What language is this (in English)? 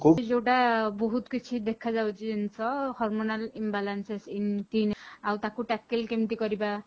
Odia